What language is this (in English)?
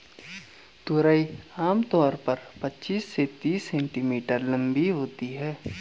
Hindi